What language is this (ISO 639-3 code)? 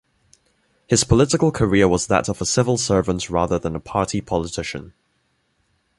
eng